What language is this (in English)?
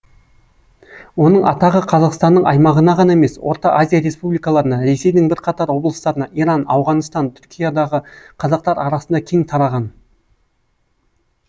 Kazakh